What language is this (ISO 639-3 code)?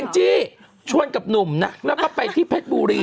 tha